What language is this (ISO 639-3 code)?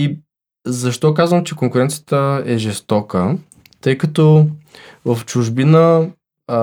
bul